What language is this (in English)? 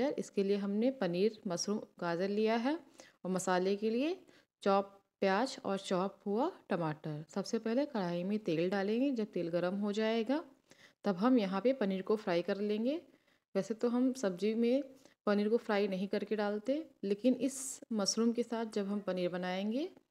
Hindi